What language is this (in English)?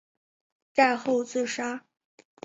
Chinese